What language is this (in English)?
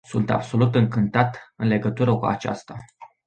Romanian